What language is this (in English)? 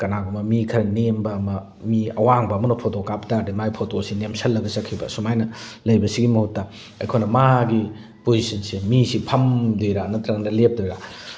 Manipuri